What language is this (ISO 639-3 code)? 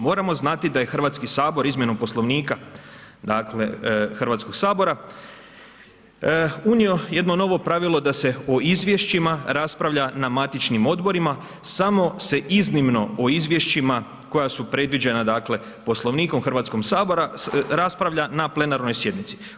hrv